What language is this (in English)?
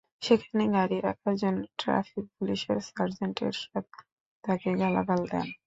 Bangla